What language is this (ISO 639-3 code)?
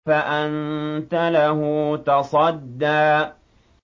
ara